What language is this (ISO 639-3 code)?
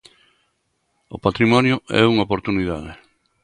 glg